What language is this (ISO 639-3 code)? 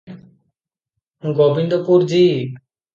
ori